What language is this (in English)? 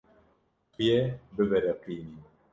Kurdish